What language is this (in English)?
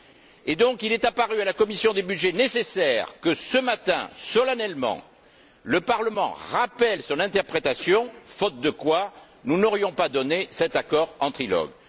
French